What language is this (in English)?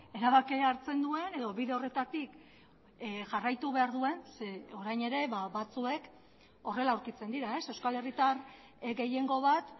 Basque